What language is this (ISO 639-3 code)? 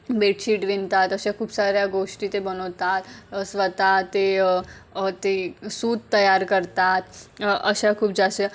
mar